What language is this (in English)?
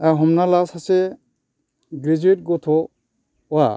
Bodo